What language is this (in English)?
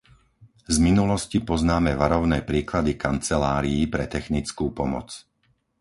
Slovak